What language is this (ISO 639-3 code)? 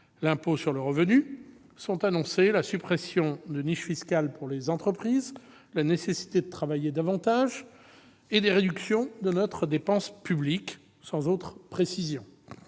fra